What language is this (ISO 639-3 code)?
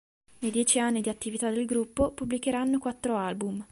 ita